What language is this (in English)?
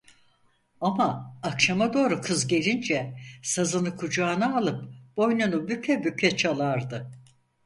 Turkish